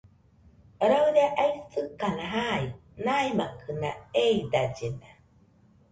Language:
Nüpode Huitoto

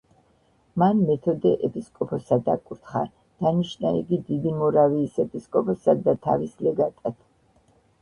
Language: Georgian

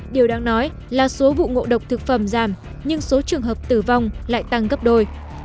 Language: Vietnamese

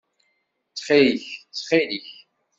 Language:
Kabyle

